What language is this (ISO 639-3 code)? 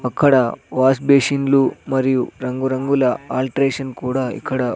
tel